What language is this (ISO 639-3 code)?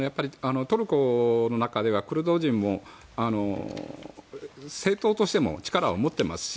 jpn